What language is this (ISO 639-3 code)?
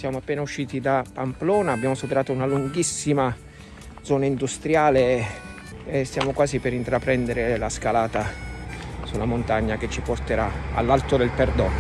ita